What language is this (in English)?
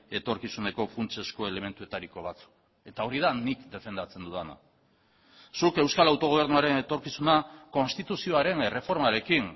Basque